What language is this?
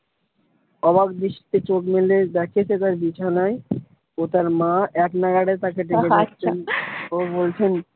Bangla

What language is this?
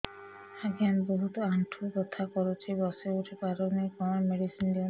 Odia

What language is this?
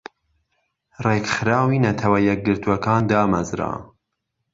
Central Kurdish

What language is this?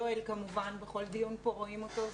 Hebrew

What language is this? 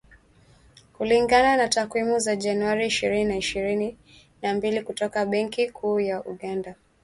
Swahili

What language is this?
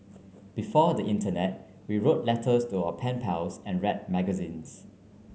English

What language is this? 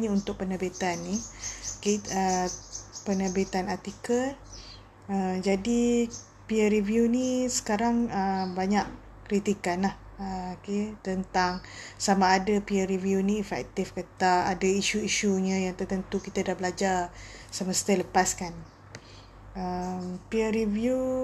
Malay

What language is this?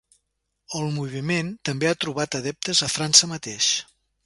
Catalan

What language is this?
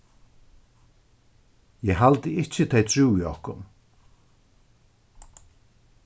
Faroese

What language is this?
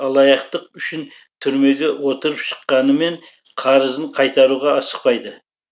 Kazakh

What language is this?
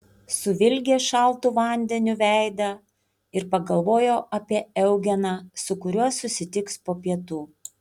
Lithuanian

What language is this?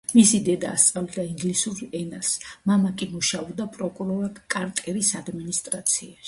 Georgian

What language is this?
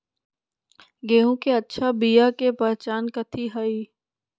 Magahi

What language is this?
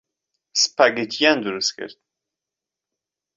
Central Kurdish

